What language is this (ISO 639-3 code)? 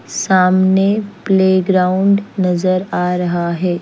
hin